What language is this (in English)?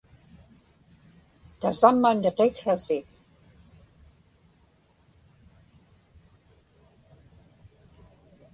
Inupiaq